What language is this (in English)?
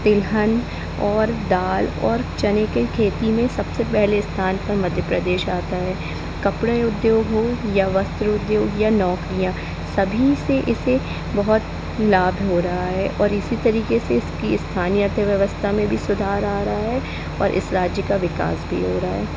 Hindi